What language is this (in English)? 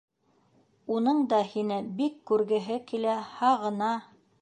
Bashkir